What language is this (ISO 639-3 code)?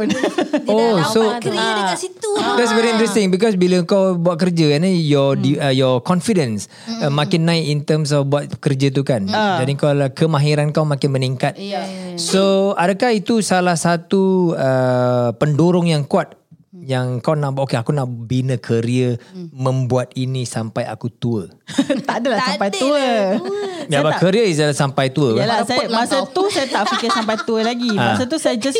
msa